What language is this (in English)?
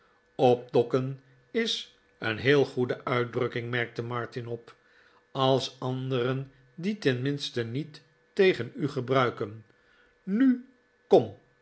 Dutch